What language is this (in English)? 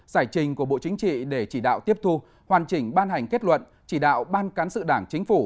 Vietnamese